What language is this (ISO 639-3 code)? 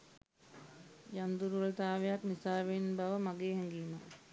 sin